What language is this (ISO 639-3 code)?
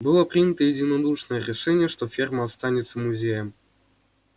rus